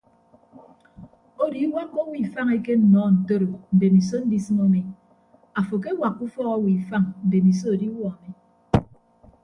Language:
Ibibio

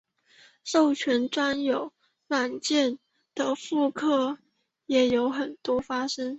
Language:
Chinese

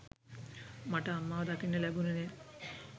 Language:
Sinhala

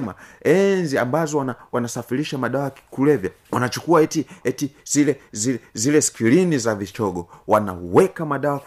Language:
Swahili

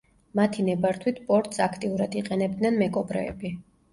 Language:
Georgian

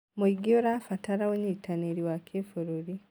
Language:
Kikuyu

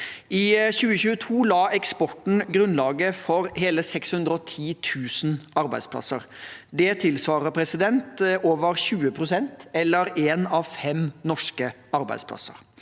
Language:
Norwegian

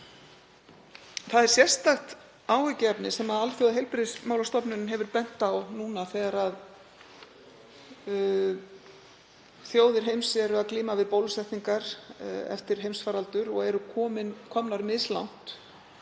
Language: Icelandic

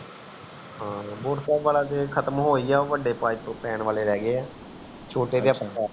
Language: Punjabi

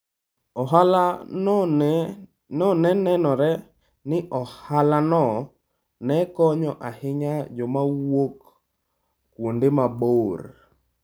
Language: Luo (Kenya and Tanzania)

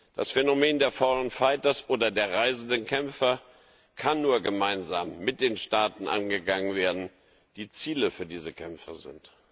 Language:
German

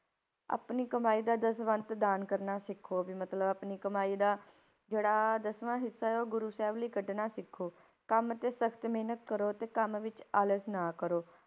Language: Punjabi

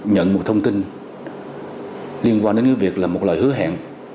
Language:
Vietnamese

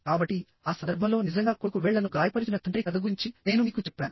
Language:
Telugu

